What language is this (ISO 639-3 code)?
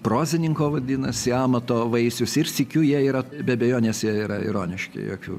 lit